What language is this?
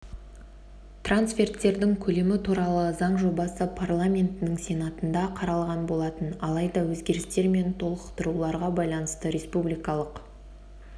Kazakh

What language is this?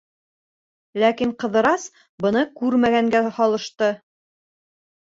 Bashkir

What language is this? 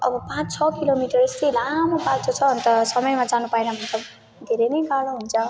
Nepali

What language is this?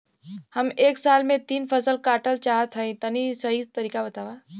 Bhojpuri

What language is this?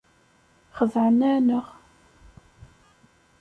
Kabyle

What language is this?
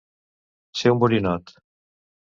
Catalan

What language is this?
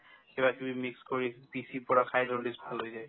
Assamese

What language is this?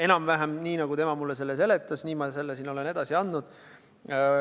Estonian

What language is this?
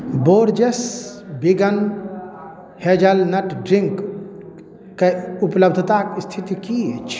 Maithili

